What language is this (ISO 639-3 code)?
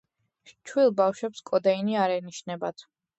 kat